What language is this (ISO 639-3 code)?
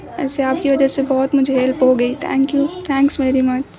urd